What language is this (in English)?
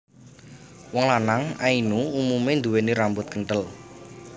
Javanese